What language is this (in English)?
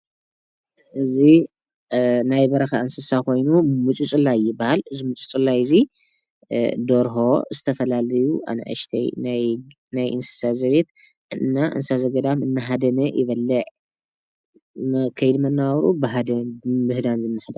Tigrinya